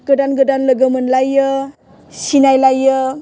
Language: Bodo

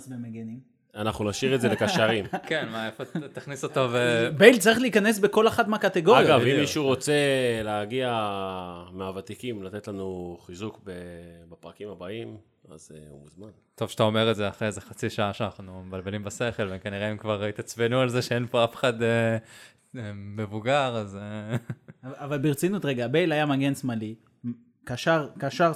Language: Hebrew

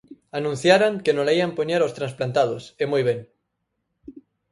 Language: Galician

